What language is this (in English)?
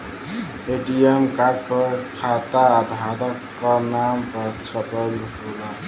Bhojpuri